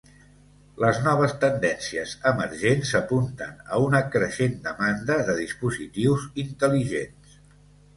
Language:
Catalan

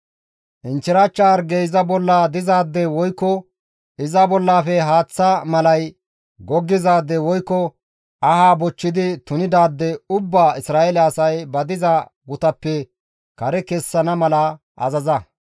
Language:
Gamo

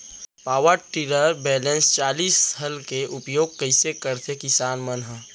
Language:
Chhattisgarhi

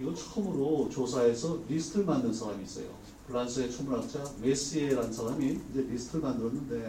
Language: Korean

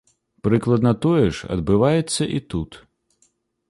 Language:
Belarusian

